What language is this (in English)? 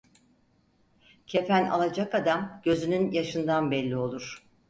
Turkish